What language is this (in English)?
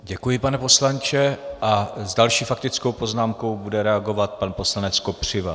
Czech